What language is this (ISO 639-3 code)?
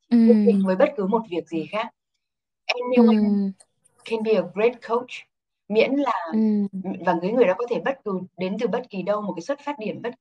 vie